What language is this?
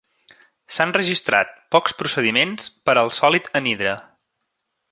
Catalan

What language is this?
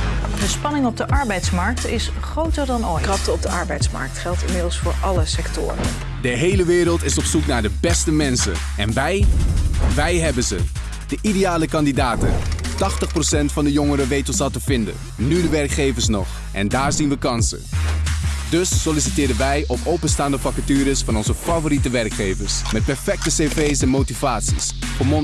Dutch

